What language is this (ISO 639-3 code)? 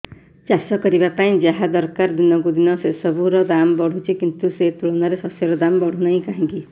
ori